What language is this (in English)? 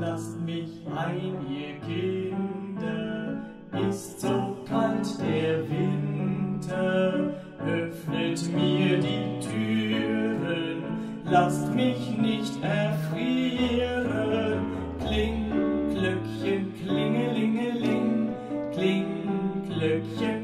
Dutch